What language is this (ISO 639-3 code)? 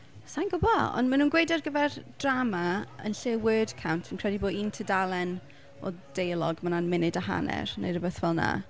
cym